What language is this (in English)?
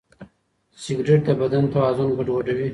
Pashto